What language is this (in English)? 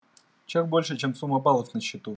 Russian